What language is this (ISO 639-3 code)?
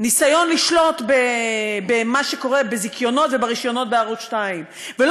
heb